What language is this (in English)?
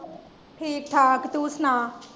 Punjabi